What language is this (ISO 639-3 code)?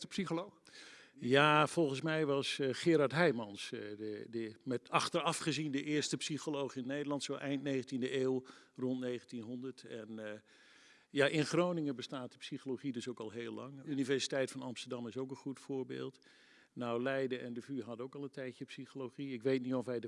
nld